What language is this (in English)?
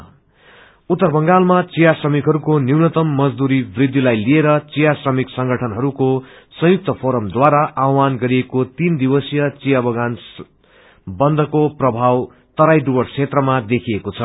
Nepali